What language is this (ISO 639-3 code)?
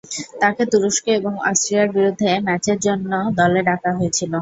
ben